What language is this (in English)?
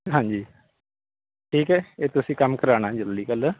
Punjabi